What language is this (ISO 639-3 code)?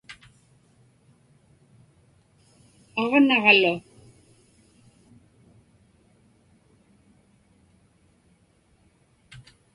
ipk